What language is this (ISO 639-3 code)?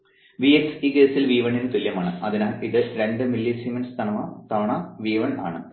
mal